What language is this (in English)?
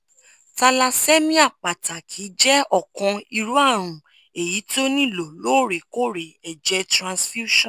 Yoruba